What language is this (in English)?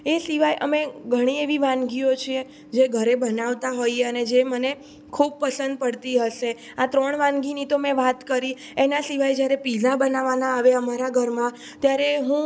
Gujarati